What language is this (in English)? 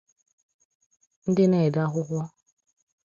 Igbo